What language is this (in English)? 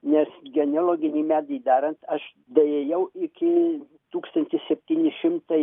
Lithuanian